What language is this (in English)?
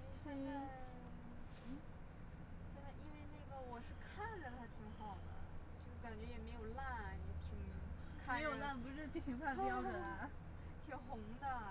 Chinese